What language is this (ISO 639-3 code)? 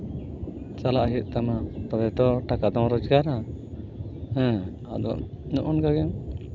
sat